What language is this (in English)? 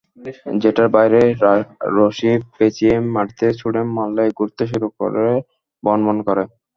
Bangla